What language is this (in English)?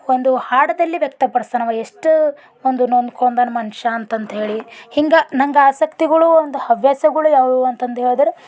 Kannada